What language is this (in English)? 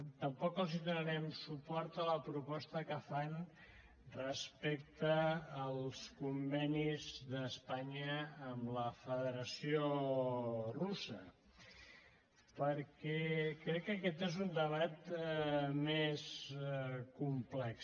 Catalan